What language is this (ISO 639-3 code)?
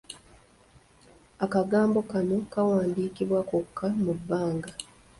lug